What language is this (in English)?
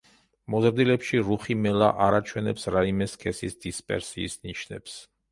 Georgian